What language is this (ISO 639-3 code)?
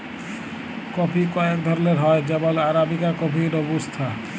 ben